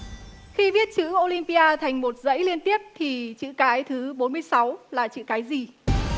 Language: Vietnamese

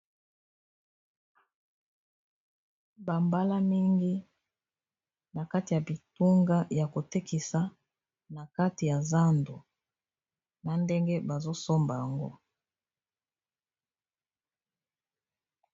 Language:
Lingala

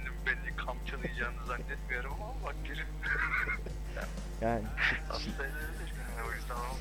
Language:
Turkish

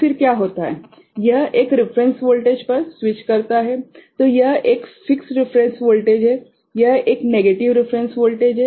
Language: Hindi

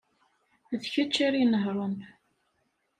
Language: Kabyle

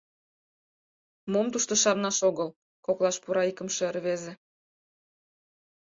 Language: Mari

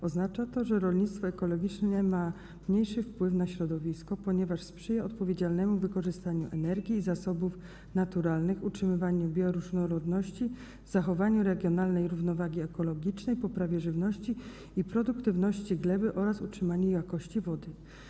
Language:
Polish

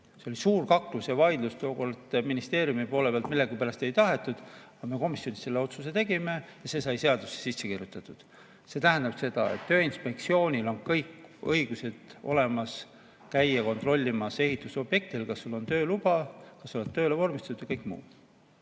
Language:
Estonian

